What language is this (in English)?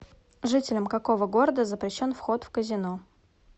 Russian